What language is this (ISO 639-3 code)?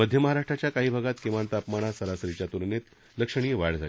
mar